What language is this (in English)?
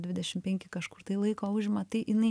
Lithuanian